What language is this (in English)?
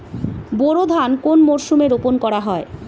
Bangla